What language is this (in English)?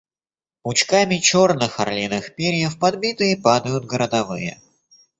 Russian